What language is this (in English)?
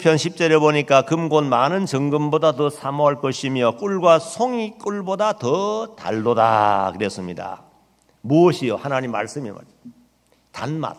Korean